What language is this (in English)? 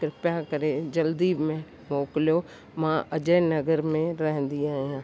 Sindhi